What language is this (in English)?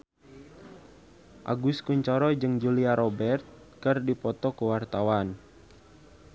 Sundanese